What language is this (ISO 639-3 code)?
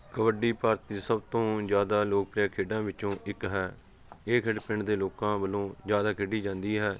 pan